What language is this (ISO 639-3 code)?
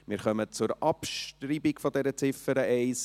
gsw